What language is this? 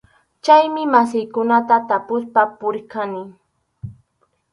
Arequipa-La Unión Quechua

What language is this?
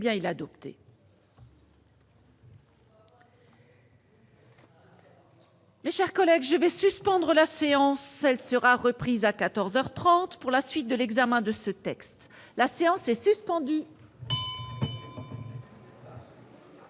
French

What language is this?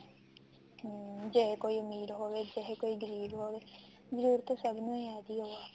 Punjabi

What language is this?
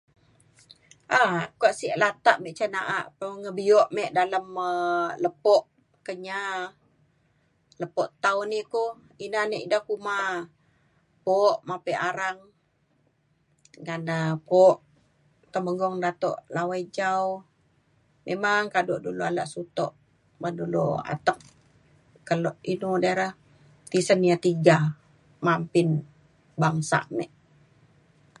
Mainstream Kenyah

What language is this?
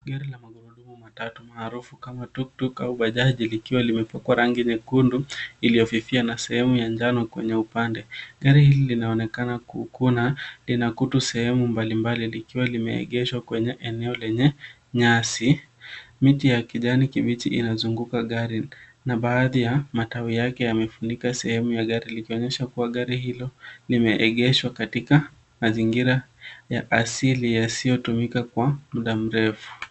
Swahili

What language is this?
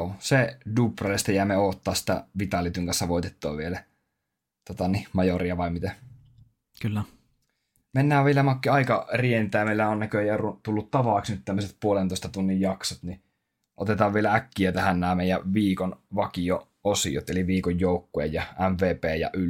Finnish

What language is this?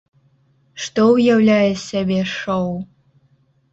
Belarusian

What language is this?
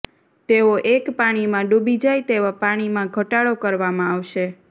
Gujarati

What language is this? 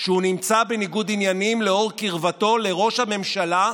Hebrew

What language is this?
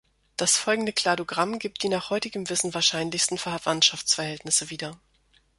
German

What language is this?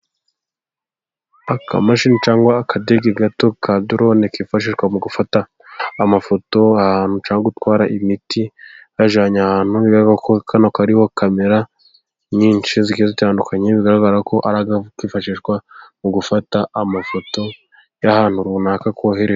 Kinyarwanda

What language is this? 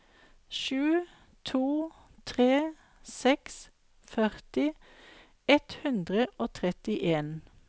Norwegian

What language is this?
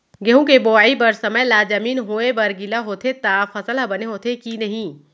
Chhattisgarhi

